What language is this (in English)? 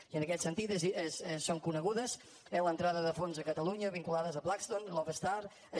Catalan